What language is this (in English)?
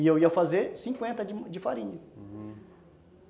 Portuguese